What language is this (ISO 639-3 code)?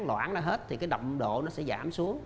vie